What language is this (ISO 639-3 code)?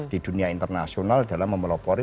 ind